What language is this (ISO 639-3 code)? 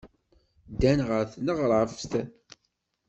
kab